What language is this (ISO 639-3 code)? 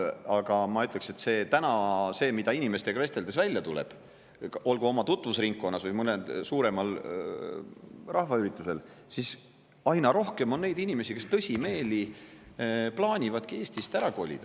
est